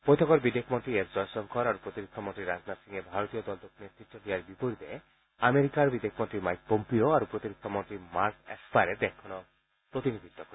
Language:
Assamese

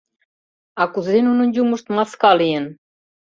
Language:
Mari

